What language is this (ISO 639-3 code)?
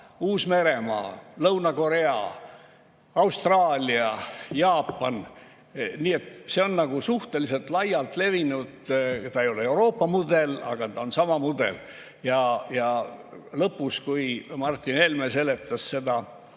est